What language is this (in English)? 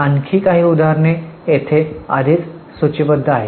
Marathi